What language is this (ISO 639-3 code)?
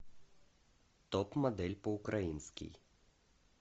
rus